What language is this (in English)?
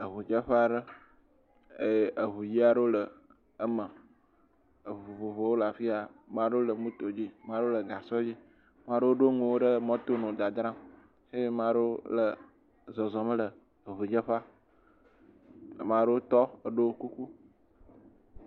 Ewe